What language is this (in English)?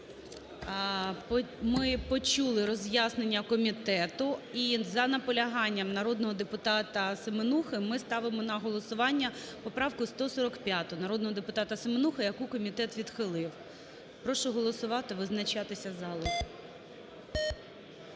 Ukrainian